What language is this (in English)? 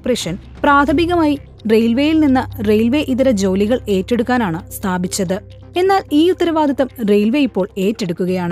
Malayalam